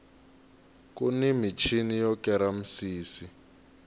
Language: Tsonga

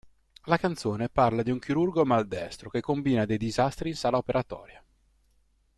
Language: Italian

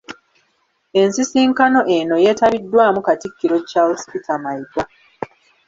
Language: Ganda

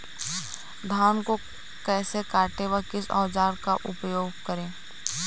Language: Hindi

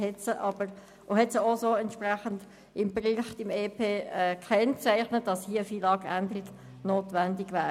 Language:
Swiss German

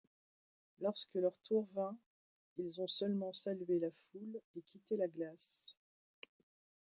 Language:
French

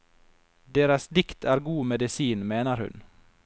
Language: Norwegian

